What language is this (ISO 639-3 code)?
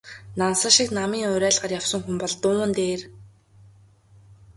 mon